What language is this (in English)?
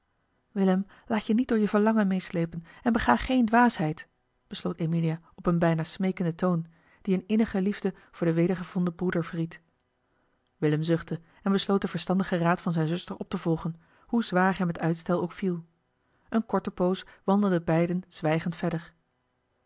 Dutch